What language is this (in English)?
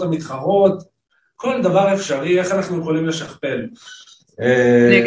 Hebrew